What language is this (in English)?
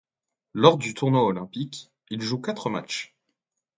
French